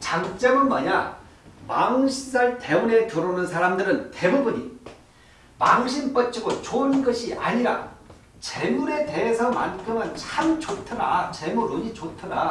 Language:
Korean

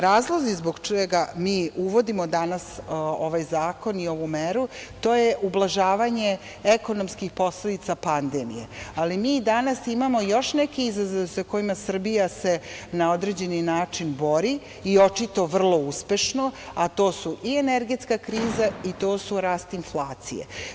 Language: Serbian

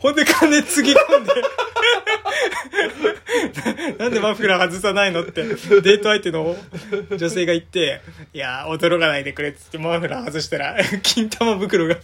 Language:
Japanese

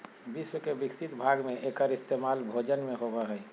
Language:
Magahi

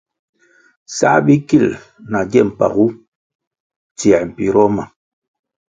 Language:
Kwasio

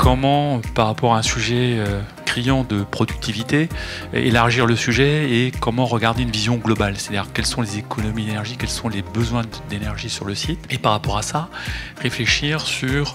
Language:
French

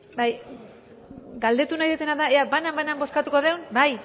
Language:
Basque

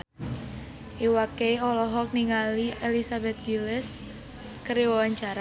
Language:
Sundanese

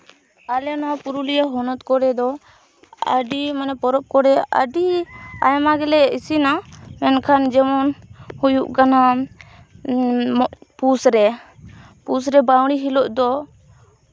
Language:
Santali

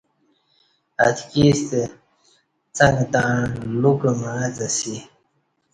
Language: Kati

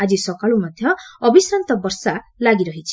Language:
Odia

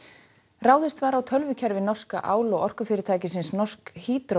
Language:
Icelandic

